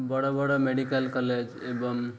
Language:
Odia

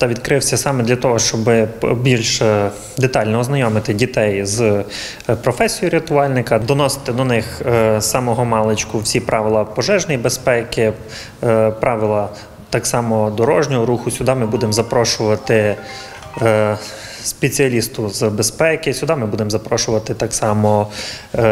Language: Ukrainian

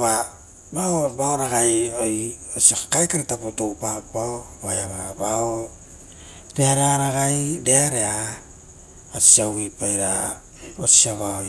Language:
Rotokas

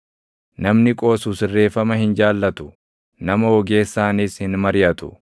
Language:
Oromo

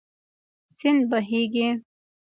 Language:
Pashto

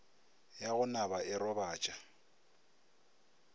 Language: Northern Sotho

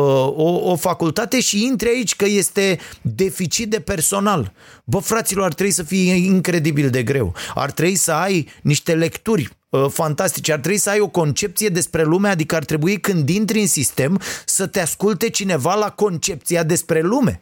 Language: Romanian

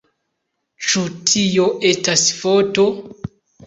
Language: Esperanto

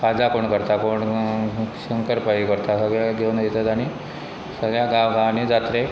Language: Konkani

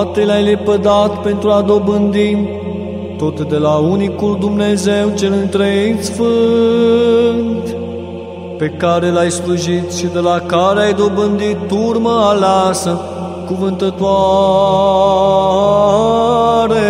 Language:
Romanian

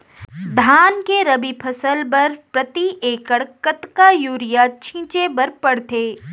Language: Chhattisgarhi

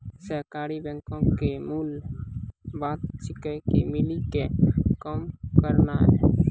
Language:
Maithili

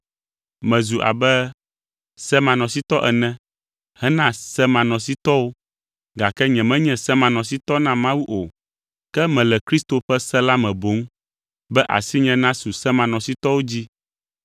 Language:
Ewe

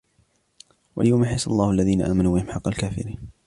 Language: Arabic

